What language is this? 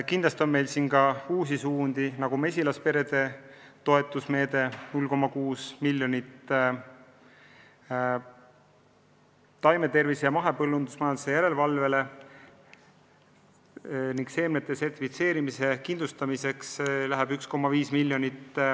Estonian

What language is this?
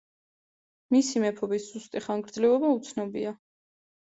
Georgian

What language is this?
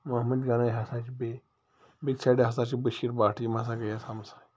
Kashmiri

